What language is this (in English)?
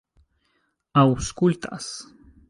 Esperanto